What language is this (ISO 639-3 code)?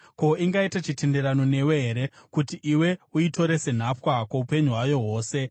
sna